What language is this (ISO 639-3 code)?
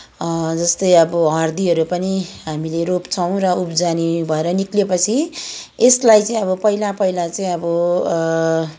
nep